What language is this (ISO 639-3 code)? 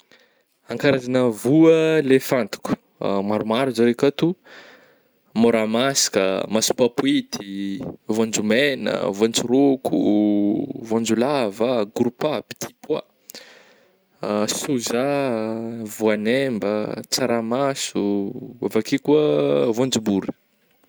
bmm